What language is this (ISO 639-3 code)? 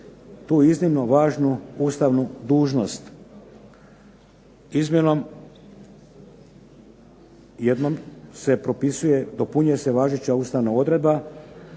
hrv